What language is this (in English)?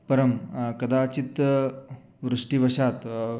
Sanskrit